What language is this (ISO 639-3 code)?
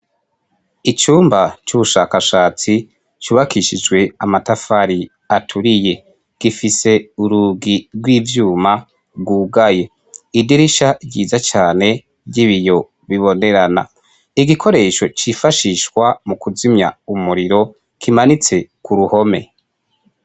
run